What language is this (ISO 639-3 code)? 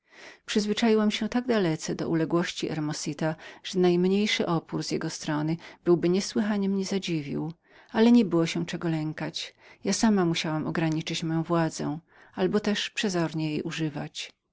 pol